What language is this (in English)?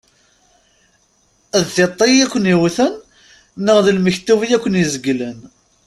Kabyle